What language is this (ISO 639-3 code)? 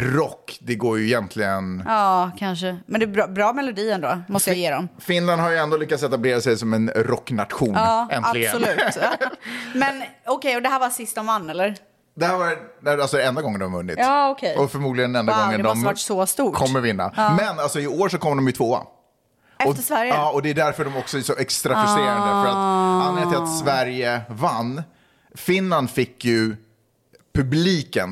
swe